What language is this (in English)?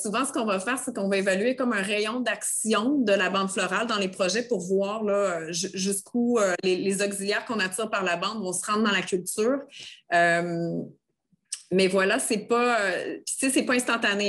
French